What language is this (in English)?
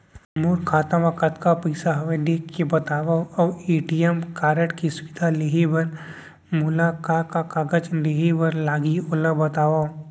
Chhattisgarhi